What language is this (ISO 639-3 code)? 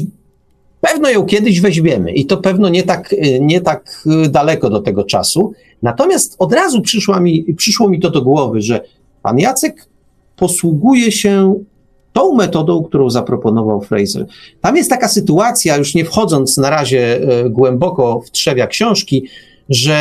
pol